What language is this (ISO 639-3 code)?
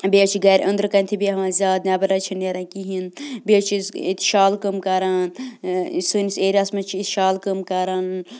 kas